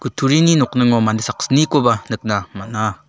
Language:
Garo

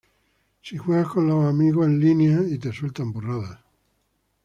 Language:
Spanish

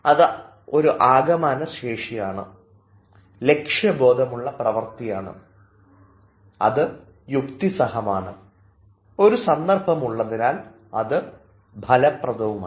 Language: Malayalam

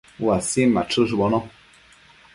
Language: Matsés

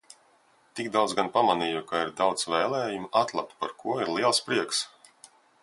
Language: Latvian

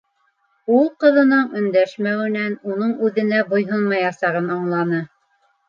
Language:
Bashkir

